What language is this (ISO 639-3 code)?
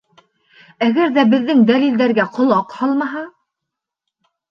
bak